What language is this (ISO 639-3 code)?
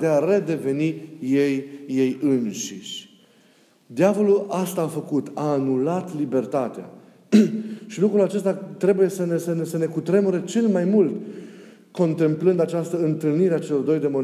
ron